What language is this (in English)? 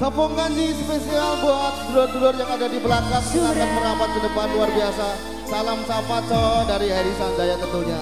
Indonesian